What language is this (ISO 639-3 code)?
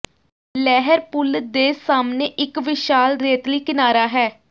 pan